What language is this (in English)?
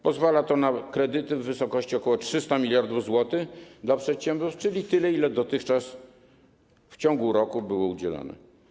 Polish